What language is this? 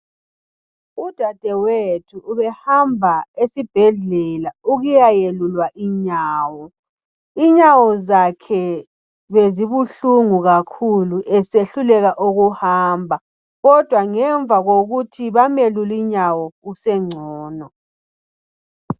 North Ndebele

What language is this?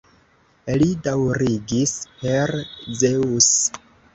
Esperanto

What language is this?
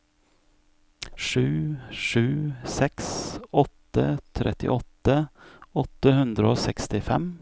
Norwegian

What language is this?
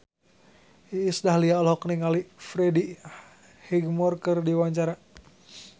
Sundanese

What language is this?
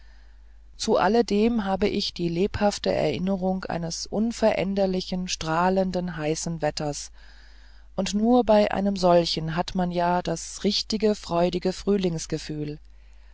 German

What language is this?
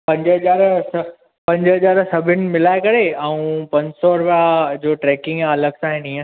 Sindhi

